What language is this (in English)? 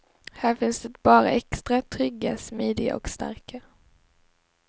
Swedish